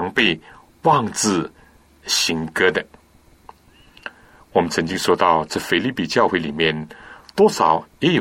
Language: Chinese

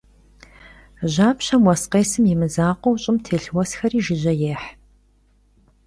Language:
Kabardian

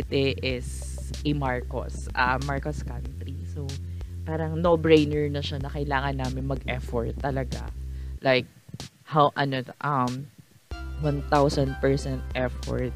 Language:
Filipino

